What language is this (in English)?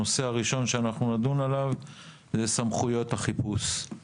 Hebrew